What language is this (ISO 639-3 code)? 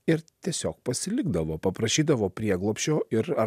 lit